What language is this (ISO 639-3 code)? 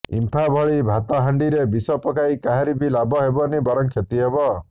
ori